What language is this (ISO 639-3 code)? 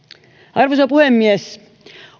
fin